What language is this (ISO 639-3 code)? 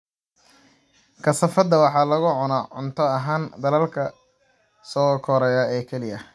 som